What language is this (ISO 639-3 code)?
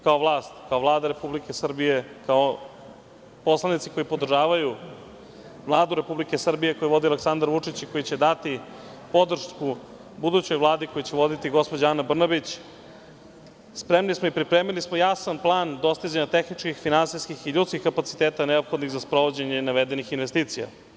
srp